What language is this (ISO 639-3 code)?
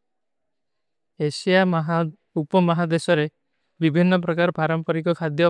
uki